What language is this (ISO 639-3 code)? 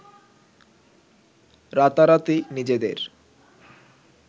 ben